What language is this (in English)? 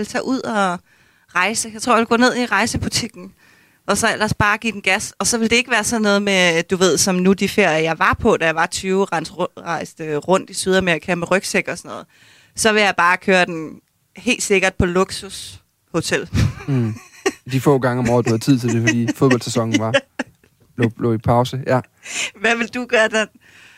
Danish